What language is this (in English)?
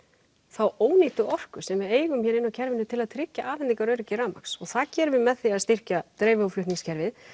Icelandic